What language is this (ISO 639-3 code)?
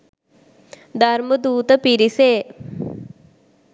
sin